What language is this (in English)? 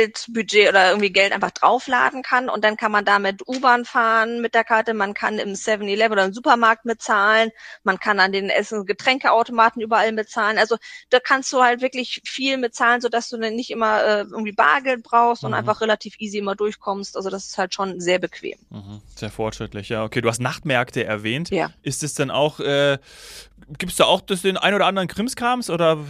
German